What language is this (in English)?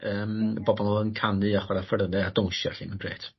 Welsh